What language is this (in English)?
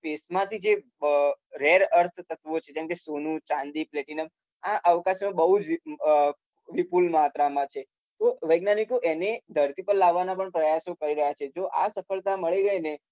Gujarati